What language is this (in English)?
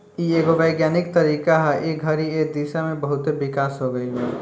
Bhojpuri